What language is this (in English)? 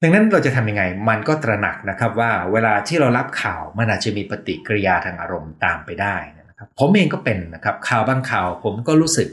Thai